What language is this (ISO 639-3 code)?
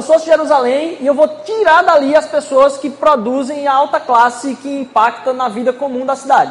por